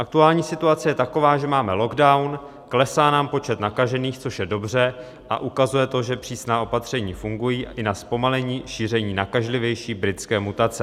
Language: Czech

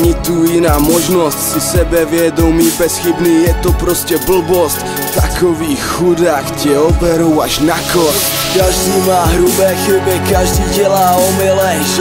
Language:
Czech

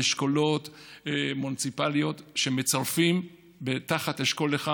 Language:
Hebrew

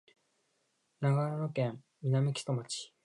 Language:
Japanese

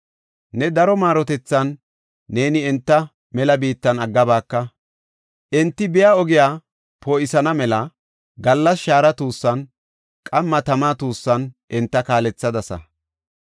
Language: Gofa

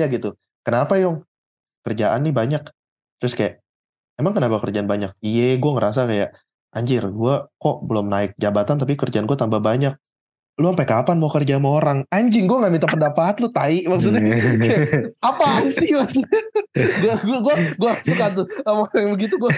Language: Indonesian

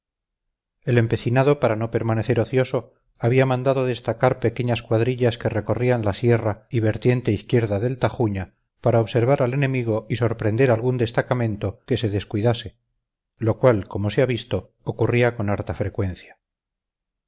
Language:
Spanish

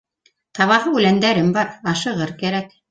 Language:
Bashkir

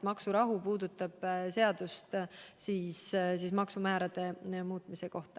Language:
Estonian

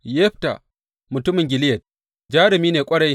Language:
Hausa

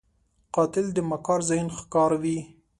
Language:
Pashto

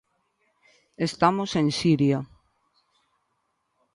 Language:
Galician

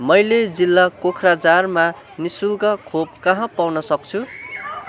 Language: Nepali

